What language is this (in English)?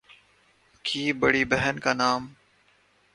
Urdu